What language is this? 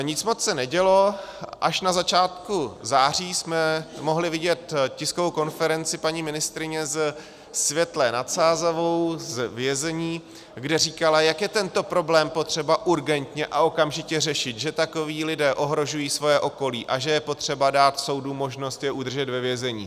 Czech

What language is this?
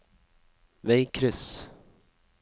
Norwegian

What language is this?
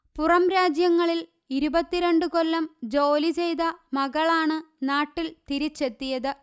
Malayalam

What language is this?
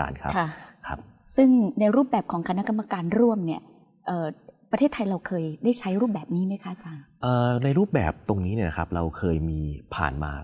Thai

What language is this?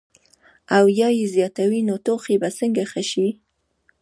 Pashto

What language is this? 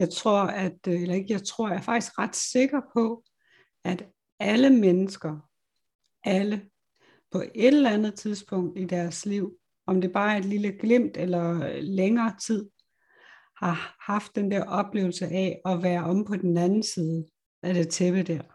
Danish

